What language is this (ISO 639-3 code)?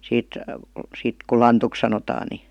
fin